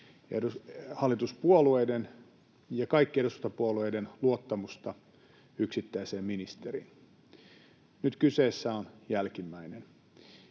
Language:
Finnish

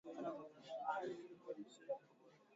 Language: Swahili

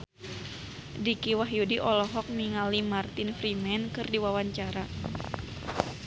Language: Sundanese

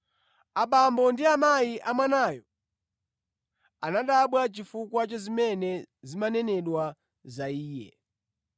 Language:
Nyanja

